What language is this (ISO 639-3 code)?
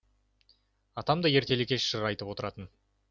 kaz